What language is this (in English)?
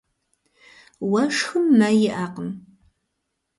Kabardian